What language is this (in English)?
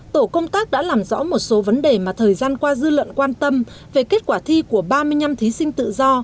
Vietnamese